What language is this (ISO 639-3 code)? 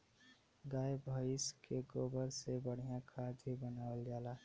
bho